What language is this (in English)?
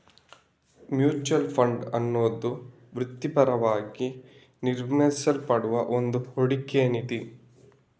Kannada